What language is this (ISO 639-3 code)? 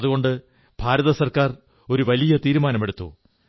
mal